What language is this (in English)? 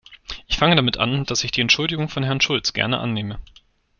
German